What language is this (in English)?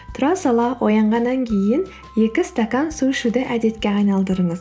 Kazakh